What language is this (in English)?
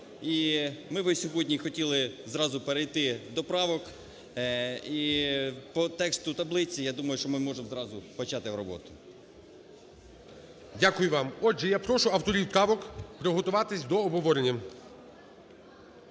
Ukrainian